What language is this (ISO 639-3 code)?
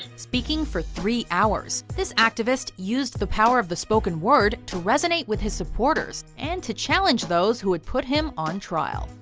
eng